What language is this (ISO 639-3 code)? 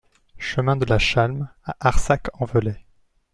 fra